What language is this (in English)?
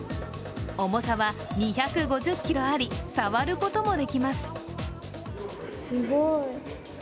Japanese